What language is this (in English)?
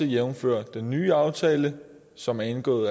Danish